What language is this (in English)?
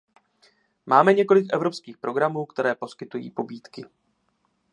Czech